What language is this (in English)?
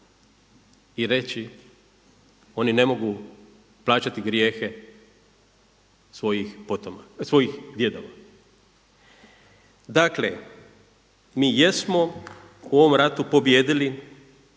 Croatian